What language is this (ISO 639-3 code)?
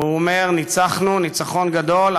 heb